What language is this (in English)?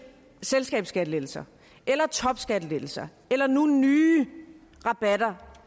Danish